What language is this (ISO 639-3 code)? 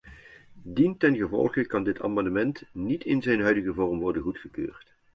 nld